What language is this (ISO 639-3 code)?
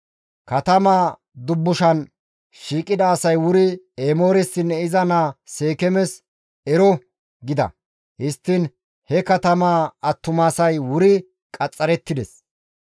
gmv